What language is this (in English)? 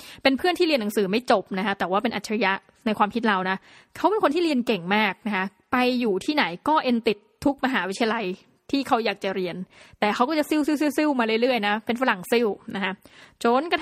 Thai